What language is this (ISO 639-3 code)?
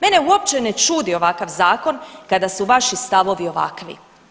hrv